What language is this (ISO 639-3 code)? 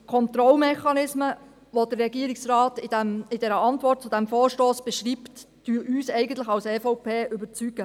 gsw